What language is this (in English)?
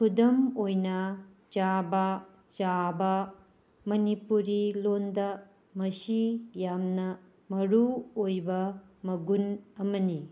Manipuri